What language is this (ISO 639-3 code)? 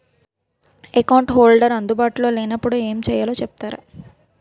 tel